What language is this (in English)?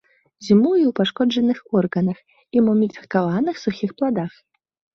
Belarusian